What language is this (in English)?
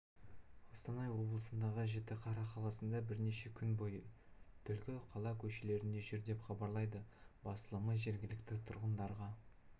Kazakh